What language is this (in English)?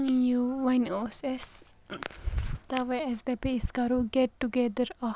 Kashmiri